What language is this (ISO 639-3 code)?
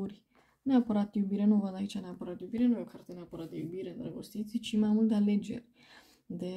ron